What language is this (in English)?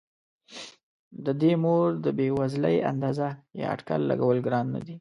Pashto